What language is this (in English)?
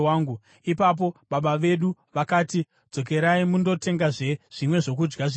Shona